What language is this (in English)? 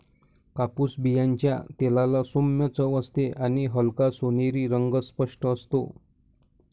Marathi